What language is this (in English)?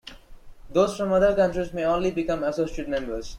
English